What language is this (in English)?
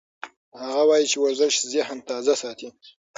Pashto